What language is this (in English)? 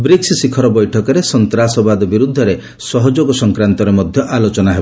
Odia